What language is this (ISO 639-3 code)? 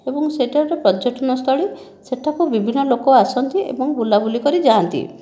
ori